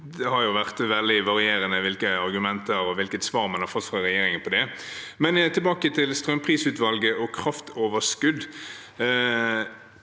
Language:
Norwegian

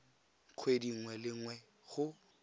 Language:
Tswana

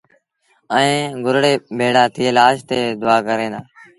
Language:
Sindhi Bhil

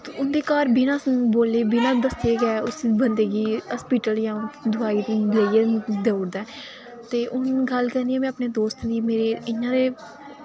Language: Dogri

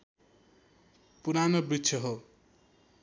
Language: Nepali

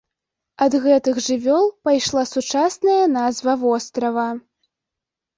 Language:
Belarusian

